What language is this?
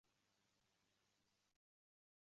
Uzbek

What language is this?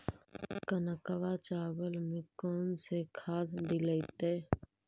Magahi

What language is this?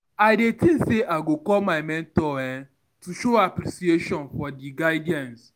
Nigerian Pidgin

